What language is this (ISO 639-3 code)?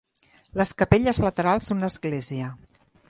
cat